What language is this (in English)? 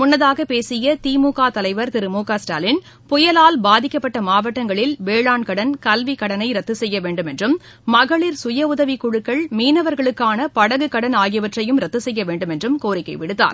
Tamil